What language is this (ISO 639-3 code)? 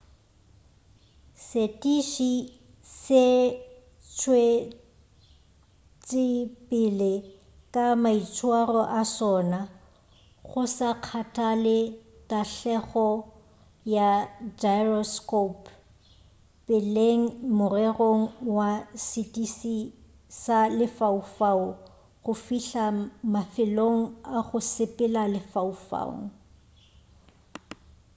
nso